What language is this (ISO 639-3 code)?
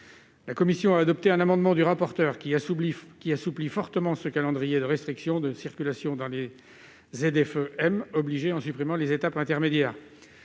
fra